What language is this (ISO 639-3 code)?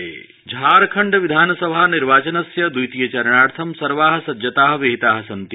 san